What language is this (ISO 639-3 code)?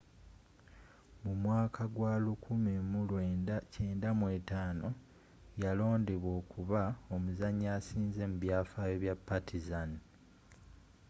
lug